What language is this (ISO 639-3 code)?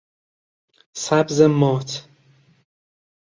fas